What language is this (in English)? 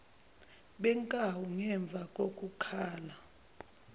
Zulu